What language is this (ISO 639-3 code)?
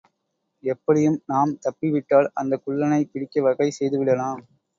tam